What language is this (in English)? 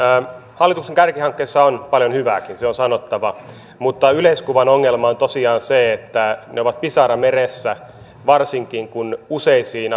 Finnish